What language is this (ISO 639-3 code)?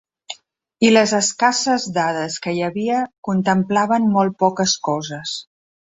cat